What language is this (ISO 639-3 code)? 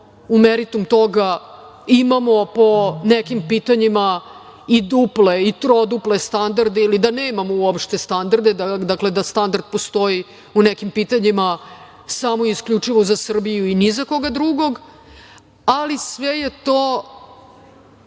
srp